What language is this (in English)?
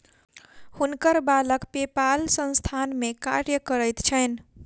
Maithili